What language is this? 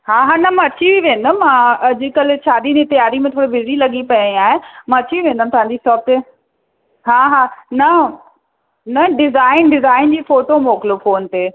Sindhi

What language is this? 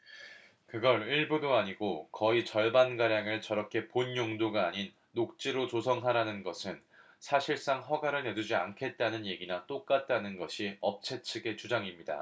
Korean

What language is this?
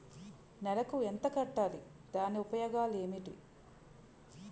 Telugu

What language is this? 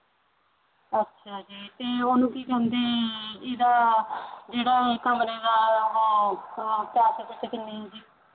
Punjabi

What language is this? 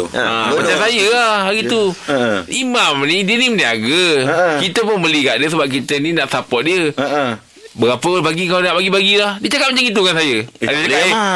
Malay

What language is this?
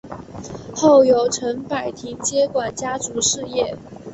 Chinese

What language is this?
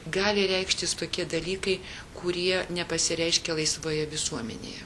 Lithuanian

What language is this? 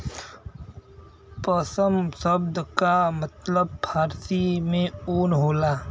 Bhojpuri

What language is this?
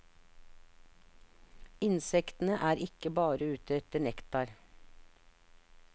Norwegian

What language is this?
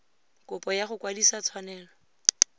Tswana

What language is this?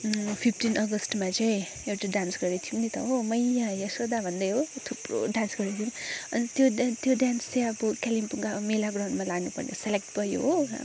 Nepali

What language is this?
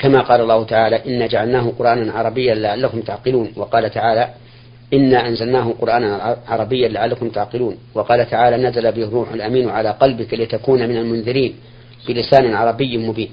Arabic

